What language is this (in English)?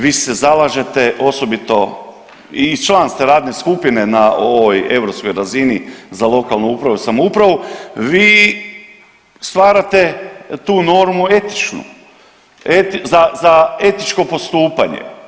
Croatian